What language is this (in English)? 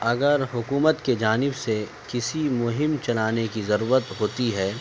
Urdu